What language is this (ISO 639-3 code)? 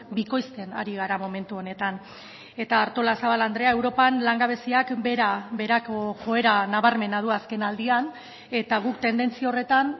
eus